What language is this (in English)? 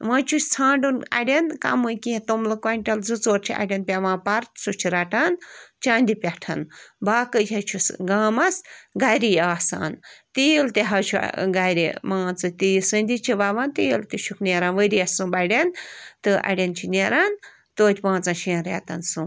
Kashmiri